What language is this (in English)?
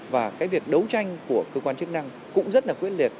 Vietnamese